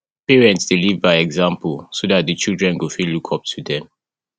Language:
Nigerian Pidgin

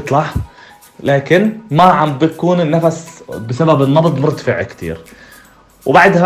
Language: Arabic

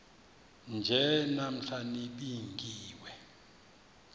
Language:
Xhosa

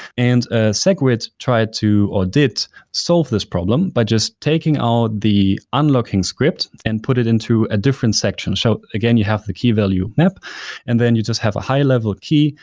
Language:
English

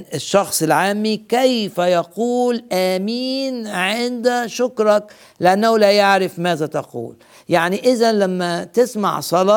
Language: Arabic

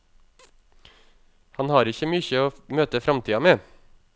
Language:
Norwegian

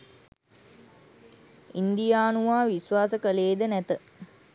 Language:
Sinhala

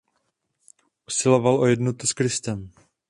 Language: Czech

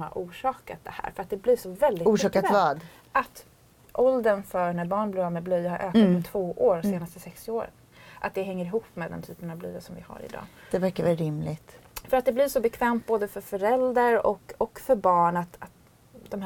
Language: Swedish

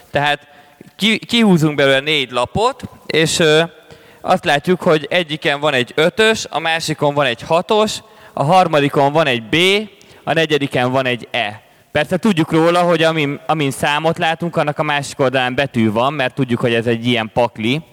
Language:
Hungarian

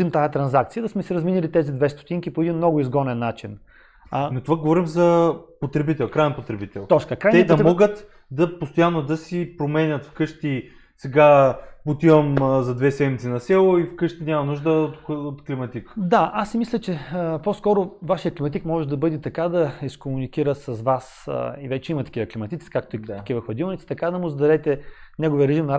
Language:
Bulgarian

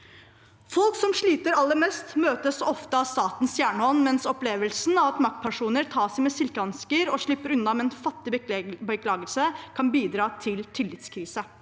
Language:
Norwegian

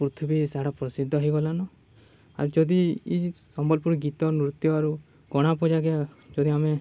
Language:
Odia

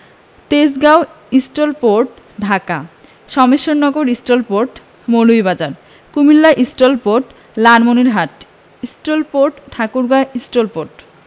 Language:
Bangla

